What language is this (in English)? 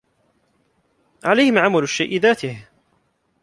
Arabic